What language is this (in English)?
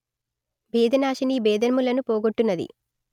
Telugu